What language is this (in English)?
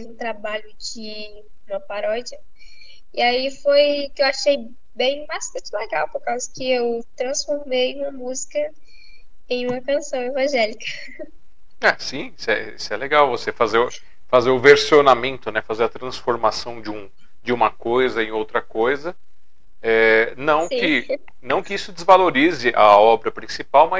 Portuguese